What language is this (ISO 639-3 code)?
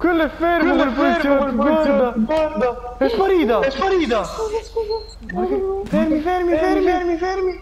ita